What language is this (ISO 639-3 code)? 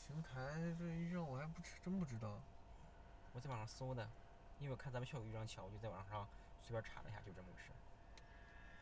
zho